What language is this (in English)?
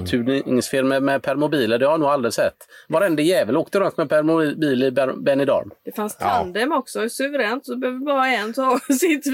Swedish